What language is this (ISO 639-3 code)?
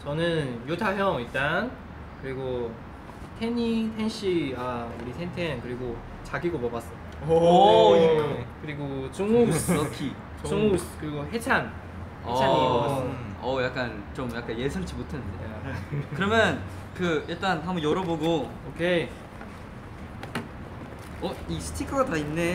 kor